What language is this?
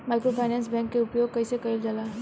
Bhojpuri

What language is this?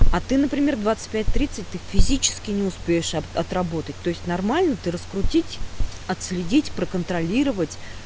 Russian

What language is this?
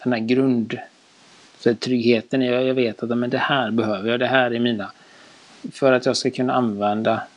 Swedish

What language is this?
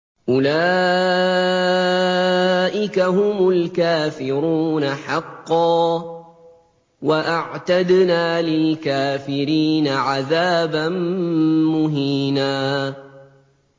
Arabic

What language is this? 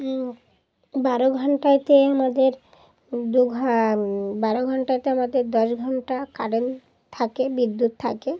Bangla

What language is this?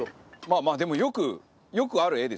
Japanese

